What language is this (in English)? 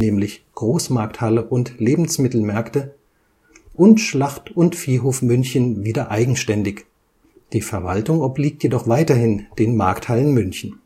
German